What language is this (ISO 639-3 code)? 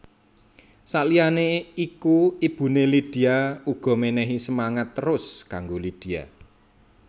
jav